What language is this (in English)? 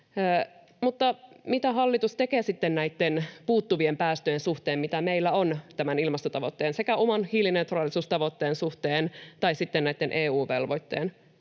Finnish